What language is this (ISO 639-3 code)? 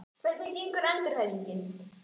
isl